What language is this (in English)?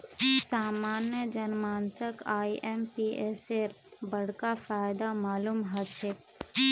Magahi